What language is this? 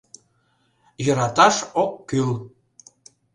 Mari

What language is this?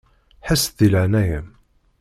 Kabyle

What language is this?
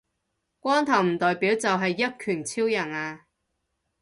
Cantonese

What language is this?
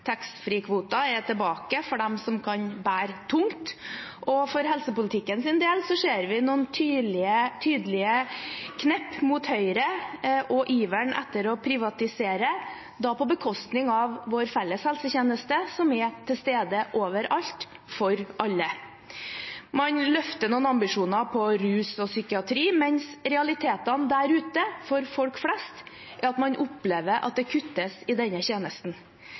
Norwegian Bokmål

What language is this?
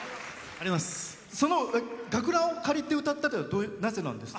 Japanese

